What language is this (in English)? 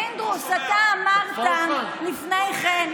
Hebrew